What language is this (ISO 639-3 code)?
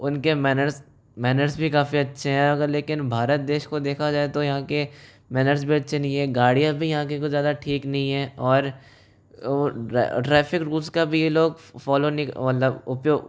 hin